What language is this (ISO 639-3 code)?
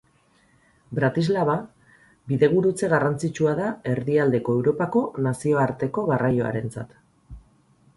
eus